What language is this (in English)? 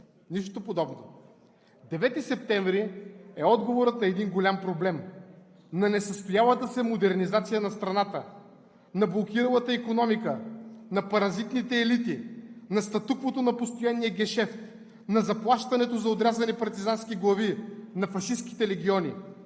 Bulgarian